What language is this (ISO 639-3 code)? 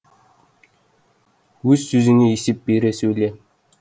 kaz